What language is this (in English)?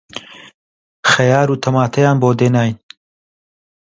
Central Kurdish